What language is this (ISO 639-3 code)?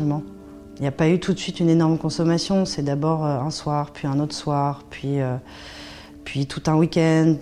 fra